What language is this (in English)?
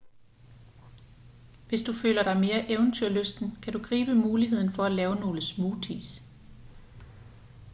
Danish